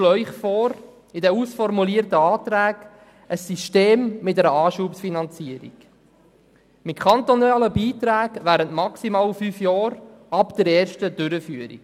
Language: Swiss German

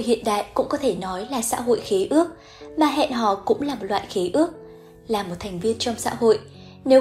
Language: Vietnamese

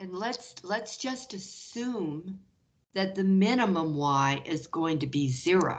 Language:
English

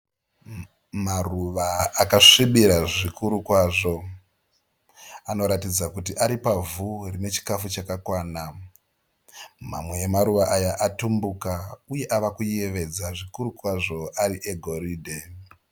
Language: Shona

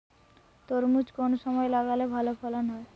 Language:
Bangla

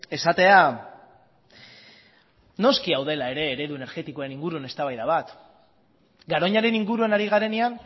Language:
Basque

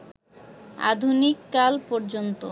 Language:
Bangla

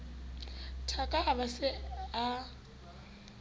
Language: Southern Sotho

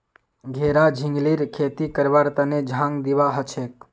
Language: Magahi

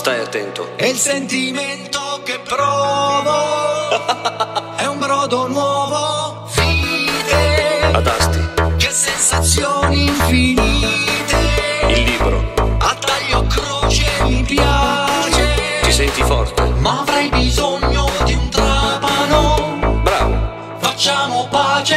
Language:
Italian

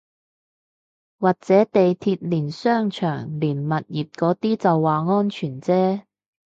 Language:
Cantonese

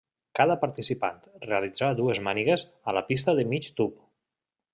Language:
Catalan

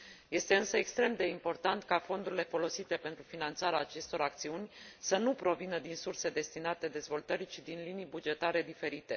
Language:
Romanian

